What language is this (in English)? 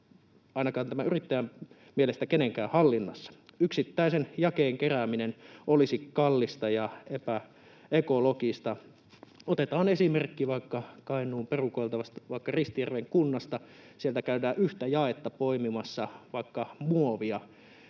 Finnish